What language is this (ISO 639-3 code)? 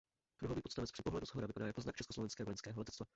ces